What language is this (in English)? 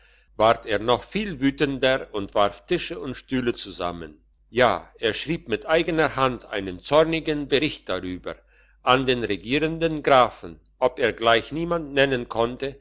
German